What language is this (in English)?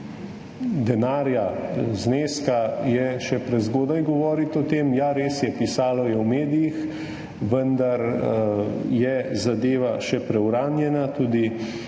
Slovenian